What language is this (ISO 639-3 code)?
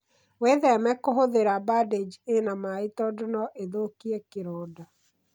kik